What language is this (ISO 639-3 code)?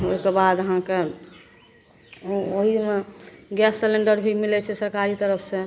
mai